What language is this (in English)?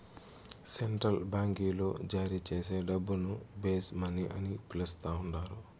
Telugu